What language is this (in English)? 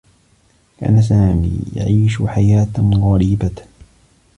Arabic